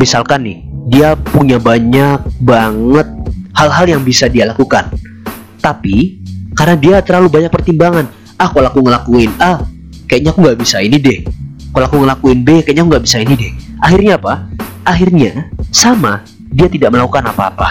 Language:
Indonesian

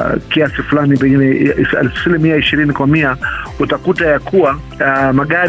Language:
Swahili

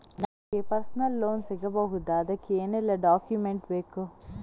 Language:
Kannada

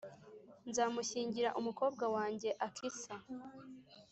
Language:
Kinyarwanda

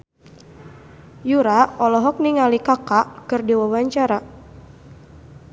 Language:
Sundanese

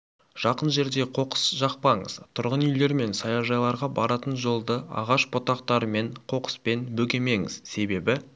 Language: Kazakh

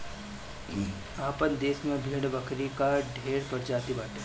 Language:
Bhojpuri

